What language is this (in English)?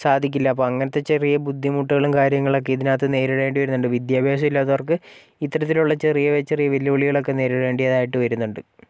Malayalam